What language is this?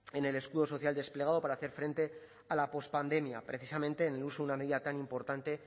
Spanish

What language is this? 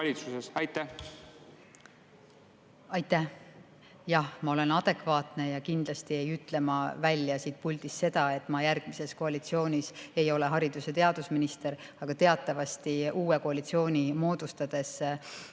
Estonian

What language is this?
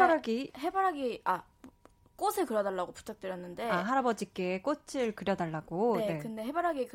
Korean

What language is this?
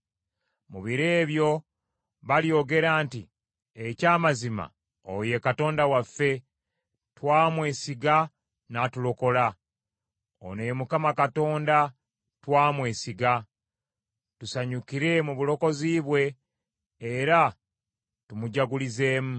Ganda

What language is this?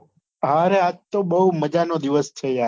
Gujarati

